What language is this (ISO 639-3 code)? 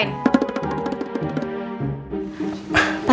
ind